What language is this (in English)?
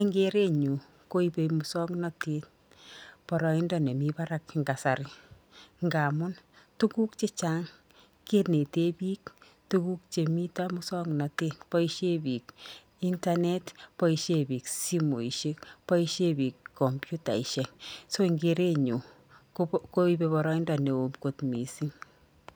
Kalenjin